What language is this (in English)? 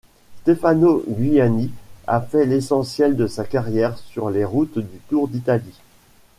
French